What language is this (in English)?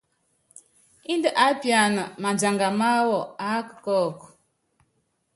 Yangben